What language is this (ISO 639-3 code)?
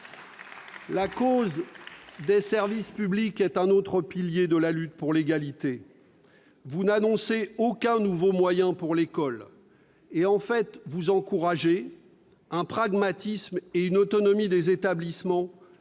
fra